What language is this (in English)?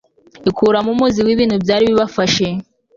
Kinyarwanda